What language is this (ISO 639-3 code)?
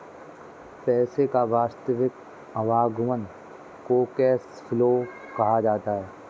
hin